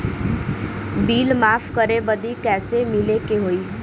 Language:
Bhojpuri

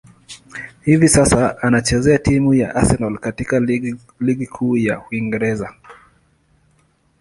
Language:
Swahili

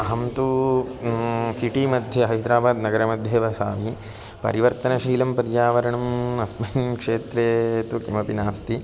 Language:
Sanskrit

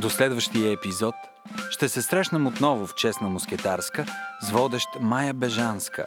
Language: Bulgarian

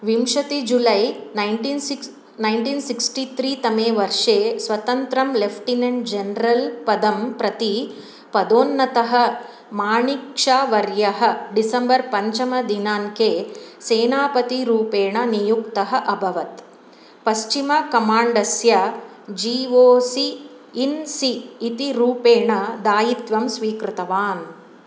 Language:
Sanskrit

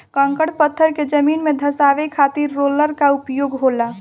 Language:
Bhojpuri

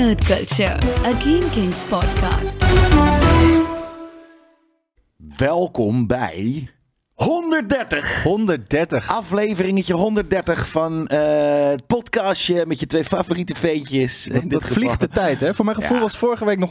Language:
Dutch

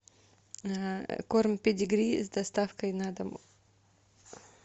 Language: Russian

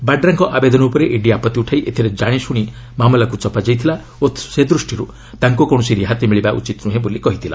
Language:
Odia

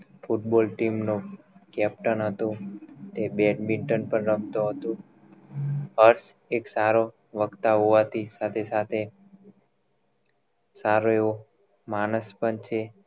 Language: Gujarati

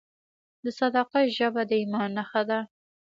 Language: Pashto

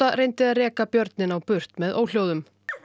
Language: Icelandic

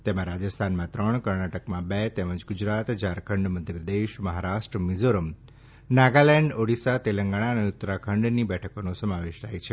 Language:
Gujarati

